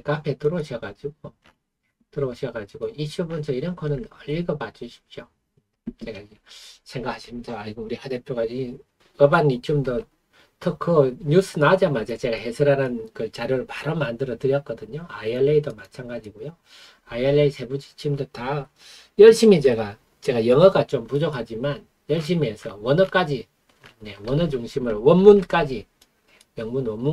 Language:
Korean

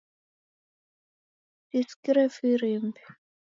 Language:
Taita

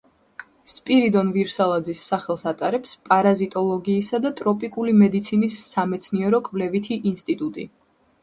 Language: Georgian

